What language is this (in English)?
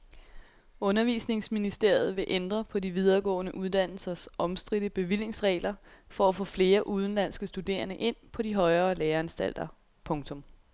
Danish